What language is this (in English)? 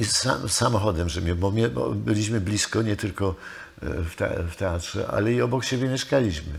Polish